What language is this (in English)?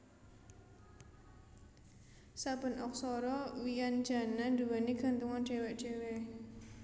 Javanese